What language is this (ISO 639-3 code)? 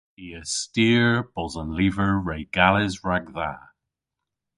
cor